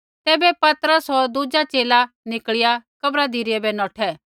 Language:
Kullu Pahari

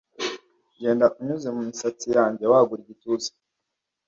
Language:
Kinyarwanda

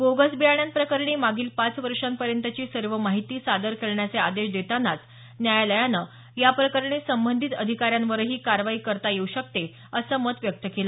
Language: Marathi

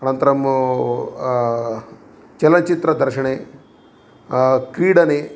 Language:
Sanskrit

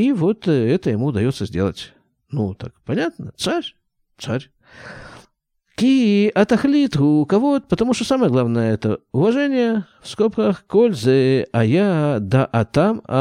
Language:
Russian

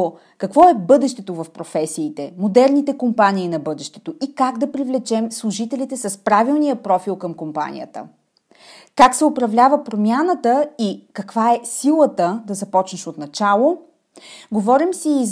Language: Bulgarian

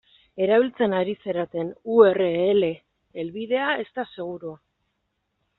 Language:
Basque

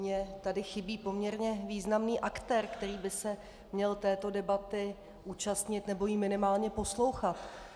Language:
Czech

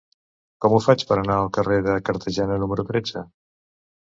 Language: Catalan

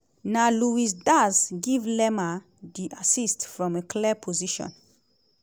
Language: Nigerian Pidgin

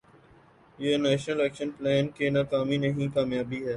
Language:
Urdu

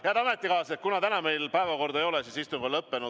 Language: Estonian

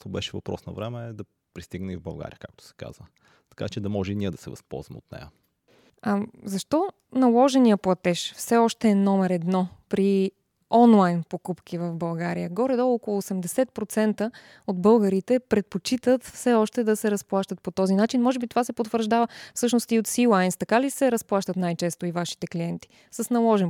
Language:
Bulgarian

